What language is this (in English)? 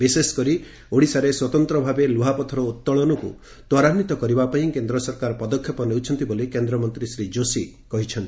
Odia